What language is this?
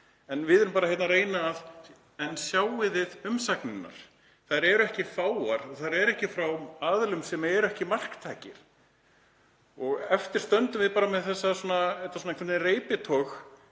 Icelandic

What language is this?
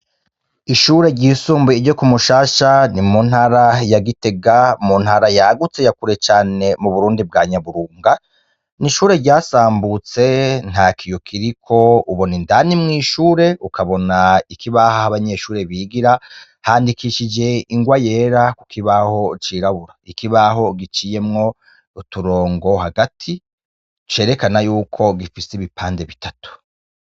Rundi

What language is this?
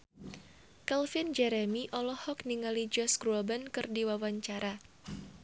Sundanese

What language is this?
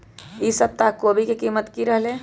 Magahi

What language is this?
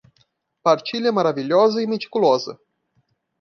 Portuguese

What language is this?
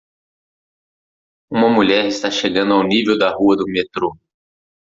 Portuguese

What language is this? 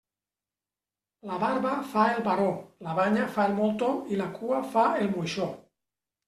Catalan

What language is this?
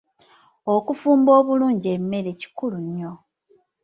Ganda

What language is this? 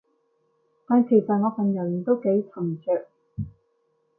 Cantonese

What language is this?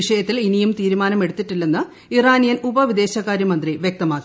Malayalam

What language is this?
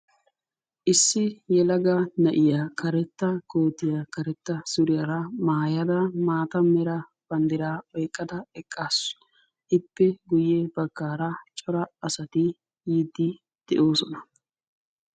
Wolaytta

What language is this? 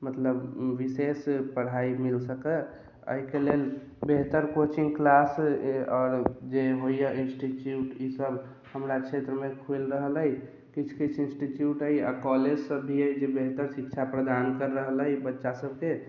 Maithili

